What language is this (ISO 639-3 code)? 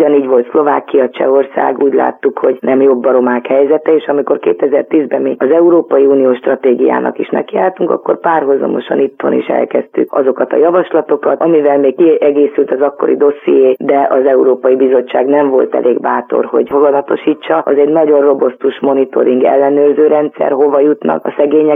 hun